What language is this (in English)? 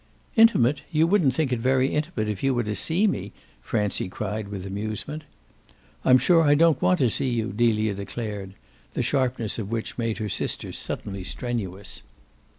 English